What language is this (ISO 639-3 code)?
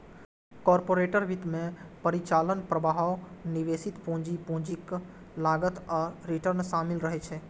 mai